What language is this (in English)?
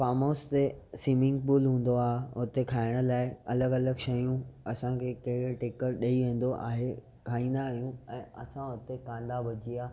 Sindhi